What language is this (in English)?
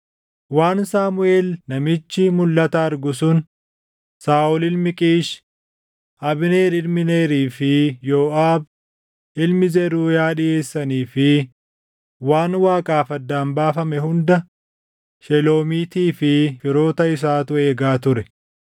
Oromo